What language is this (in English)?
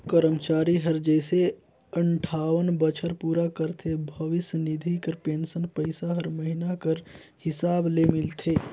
Chhattisgarhi